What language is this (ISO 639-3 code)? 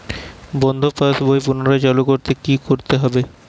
ben